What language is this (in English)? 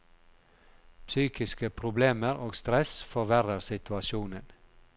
Norwegian